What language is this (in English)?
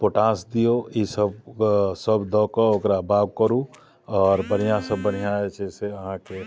Maithili